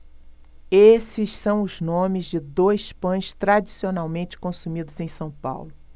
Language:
Portuguese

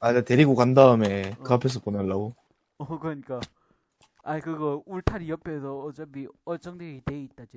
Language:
Korean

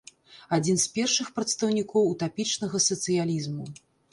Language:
Belarusian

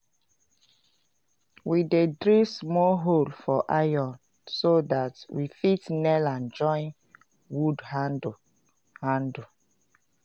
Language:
Nigerian Pidgin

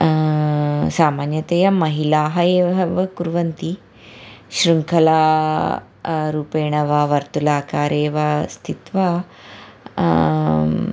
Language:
Sanskrit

